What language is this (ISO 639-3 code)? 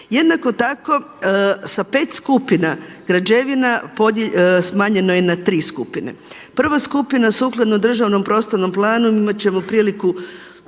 hrv